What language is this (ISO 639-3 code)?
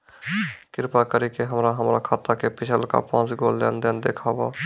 mai